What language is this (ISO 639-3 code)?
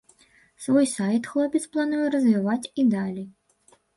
bel